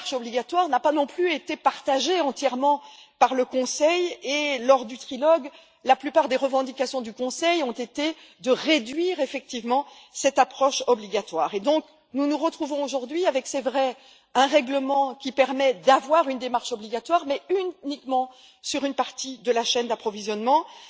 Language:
French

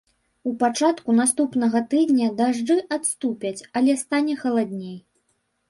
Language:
Belarusian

